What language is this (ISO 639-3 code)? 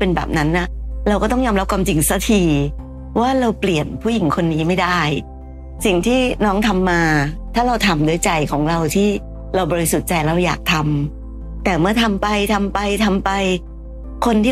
tha